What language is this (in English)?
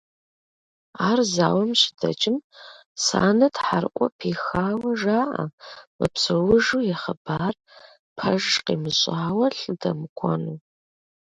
Kabardian